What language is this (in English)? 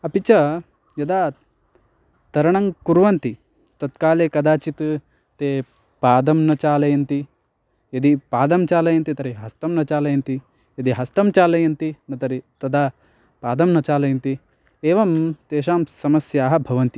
Sanskrit